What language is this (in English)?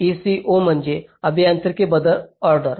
Marathi